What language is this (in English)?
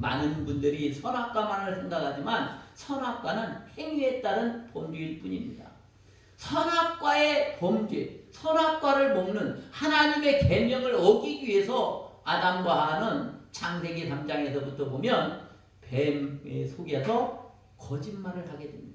Korean